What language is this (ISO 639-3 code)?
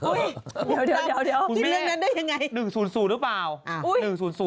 tha